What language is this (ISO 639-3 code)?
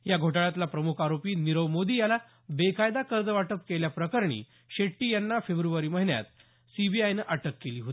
mar